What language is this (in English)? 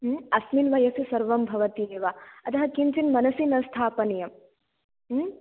Sanskrit